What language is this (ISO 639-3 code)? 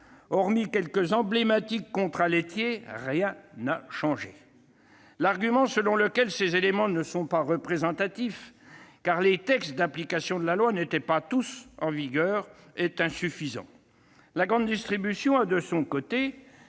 fra